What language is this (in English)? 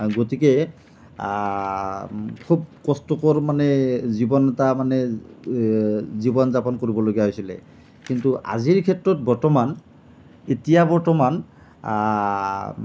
Assamese